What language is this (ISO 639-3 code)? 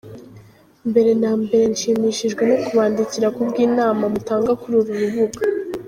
kin